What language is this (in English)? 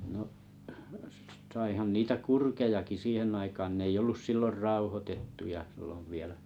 Finnish